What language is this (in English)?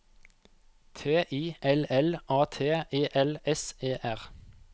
Norwegian